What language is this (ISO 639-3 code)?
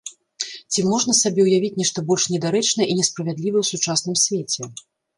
bel